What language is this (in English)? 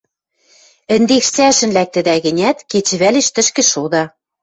Western Mari